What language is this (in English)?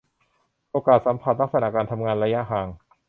Thai